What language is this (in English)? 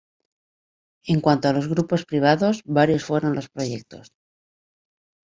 Spanish